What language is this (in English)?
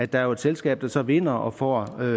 Danish